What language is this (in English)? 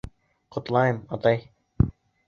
Bashkir